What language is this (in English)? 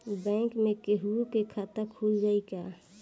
Bhojpuri